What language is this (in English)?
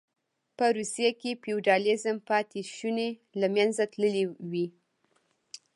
Pashto